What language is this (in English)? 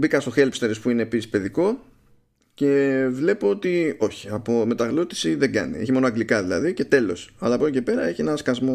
Greek